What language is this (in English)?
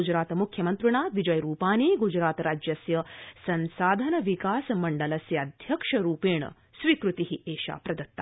Sanskrit